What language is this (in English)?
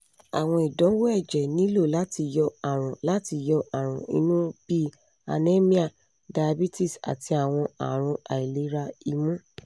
Yoruba